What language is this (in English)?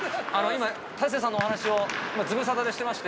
Japanese